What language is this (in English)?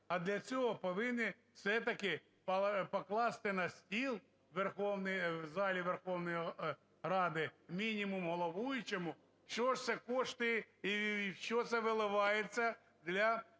Ukrainian